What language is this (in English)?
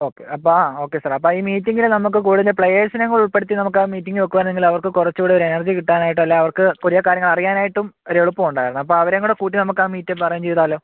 Malayalam